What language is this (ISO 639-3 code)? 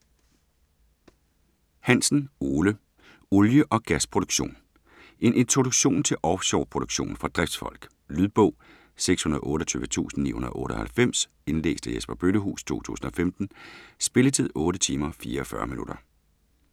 dan